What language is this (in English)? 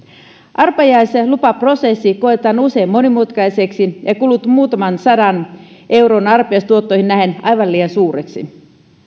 Finnish